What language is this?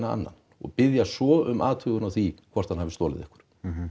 Icelandic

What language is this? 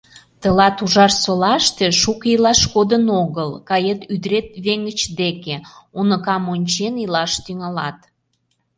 Mari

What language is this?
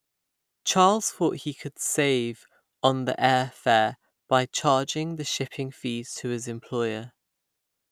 English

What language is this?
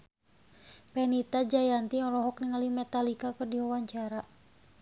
Sundanese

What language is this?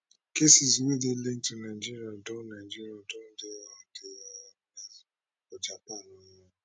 Nigerian Pidgin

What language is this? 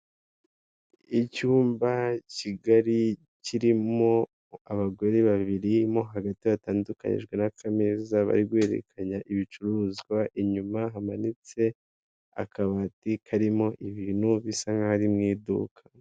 Kinyarwanda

